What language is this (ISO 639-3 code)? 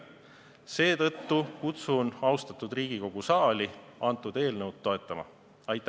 est